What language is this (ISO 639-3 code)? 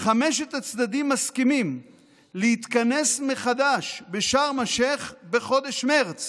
heb